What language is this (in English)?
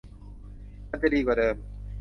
Thai